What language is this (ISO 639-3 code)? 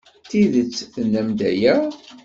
kab